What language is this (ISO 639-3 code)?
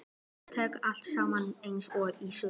isl